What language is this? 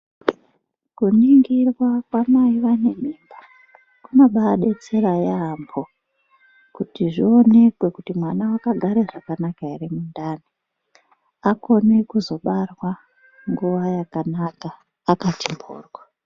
Ndau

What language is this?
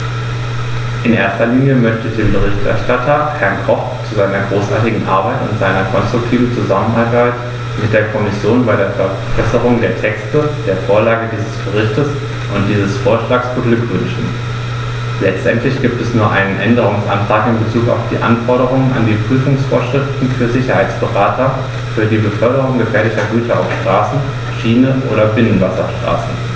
German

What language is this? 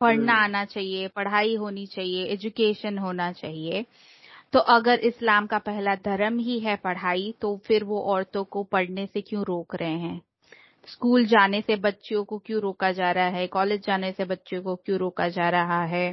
Hindi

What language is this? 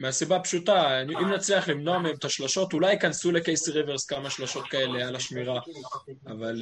Hebrew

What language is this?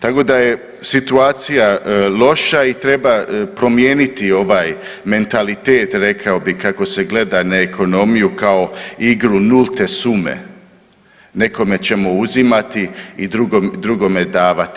Croatian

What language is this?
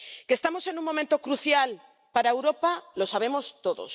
Spanish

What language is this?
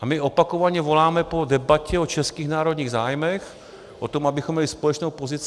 Czech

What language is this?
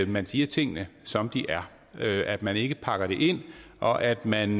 Danish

